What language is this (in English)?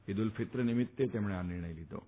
Gujarati